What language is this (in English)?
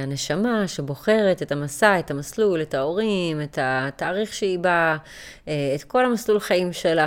Hebrew